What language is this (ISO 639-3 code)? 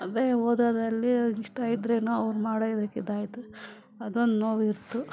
kan